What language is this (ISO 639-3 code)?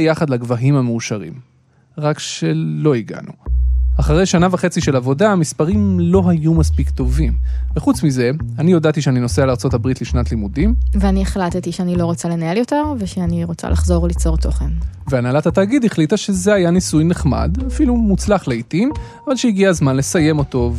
heb